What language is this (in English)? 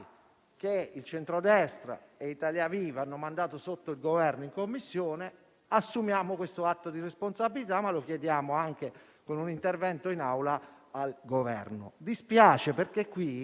Italian